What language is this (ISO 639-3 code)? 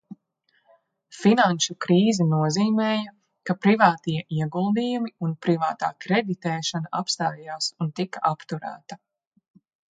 lav